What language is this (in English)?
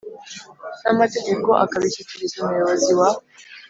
Kinyarwanda